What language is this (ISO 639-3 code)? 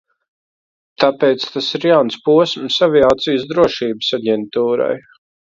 lav